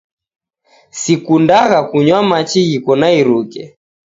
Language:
Taita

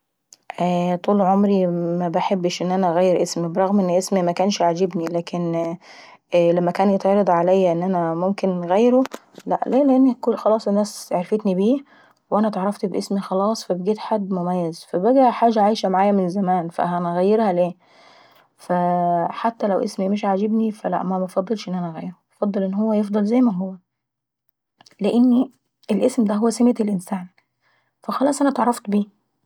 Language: Saidi Arabic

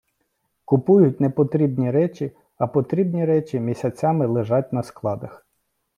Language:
Ukrainian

